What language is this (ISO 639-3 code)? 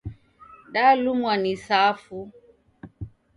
dav